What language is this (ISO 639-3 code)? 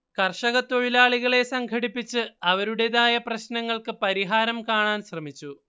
mal